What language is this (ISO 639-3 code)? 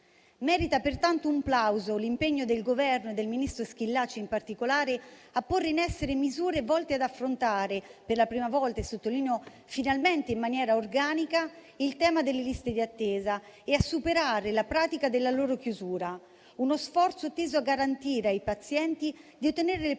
ita